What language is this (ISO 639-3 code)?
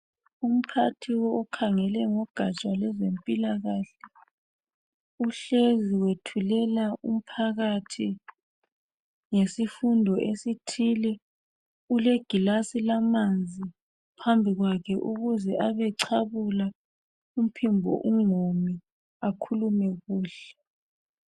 nde